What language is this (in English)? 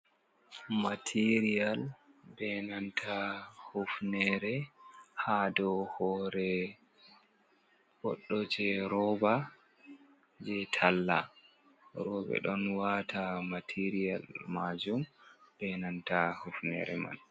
Fula